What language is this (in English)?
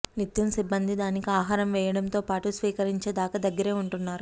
Telugu